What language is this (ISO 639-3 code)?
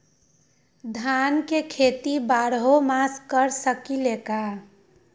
mag